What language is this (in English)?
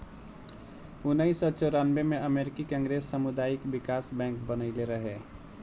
Bhojpuri